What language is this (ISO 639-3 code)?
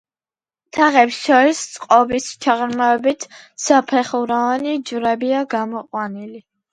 kat